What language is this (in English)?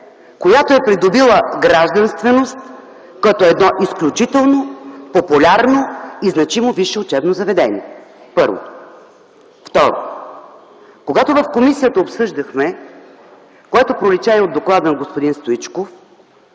Bulgarian